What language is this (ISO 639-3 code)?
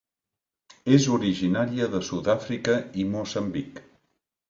cat